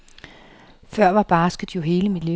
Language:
Danish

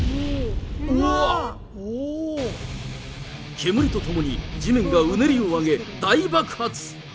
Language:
Japanese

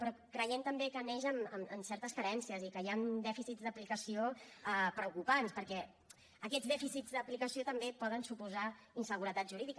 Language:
Catalan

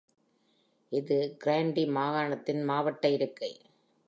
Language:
Tamil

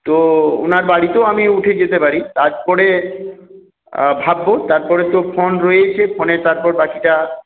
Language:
Bangla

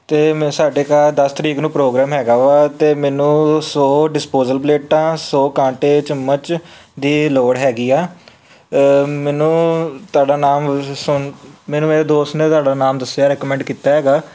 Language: Punjabi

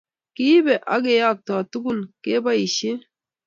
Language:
Kalenjin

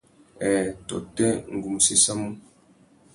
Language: Tuki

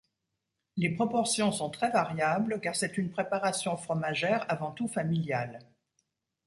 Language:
French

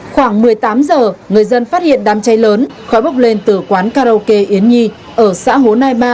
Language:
Vietnamese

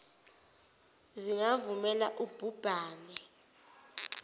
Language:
Zulu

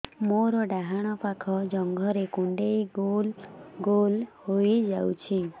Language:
Odia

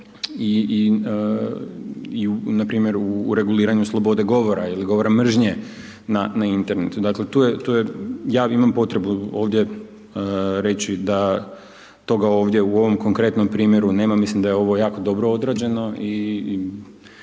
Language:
Croatian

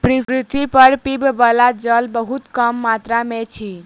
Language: Maithili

